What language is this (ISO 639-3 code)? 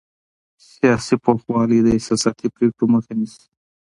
pus